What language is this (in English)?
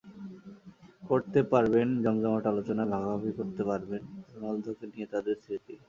Bangla